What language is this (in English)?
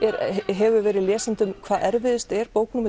Icelandic